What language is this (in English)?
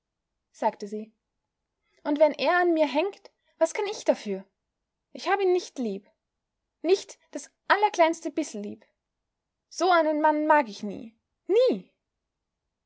German